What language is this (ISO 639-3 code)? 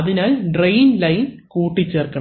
mal